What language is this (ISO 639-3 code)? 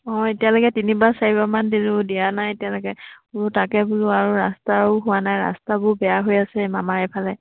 asm